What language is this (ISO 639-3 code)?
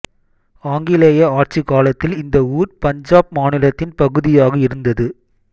tam